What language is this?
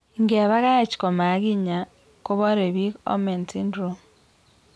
Kalenjin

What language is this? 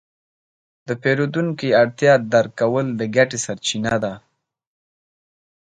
Pashto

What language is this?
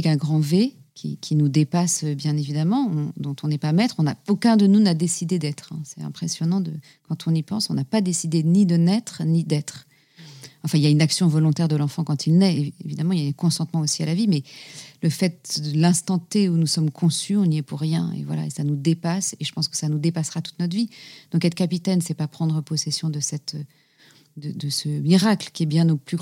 French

